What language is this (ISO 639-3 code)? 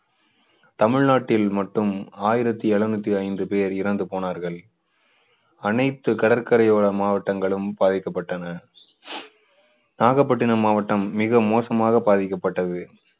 tam